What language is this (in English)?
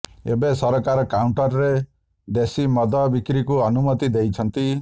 Odia